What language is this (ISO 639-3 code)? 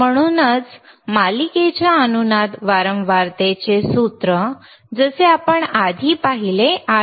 mar